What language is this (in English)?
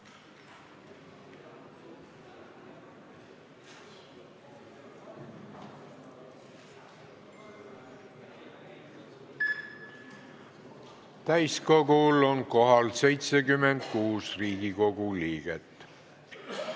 Estonian